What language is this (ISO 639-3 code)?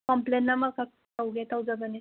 mni